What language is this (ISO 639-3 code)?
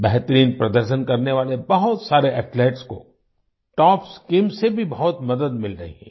hin